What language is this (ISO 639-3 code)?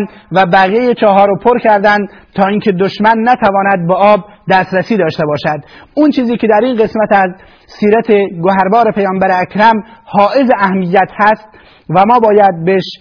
fas